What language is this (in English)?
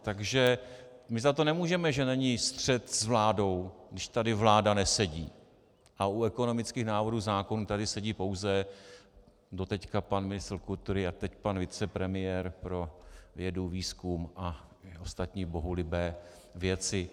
Czech